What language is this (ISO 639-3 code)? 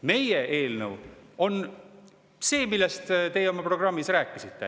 est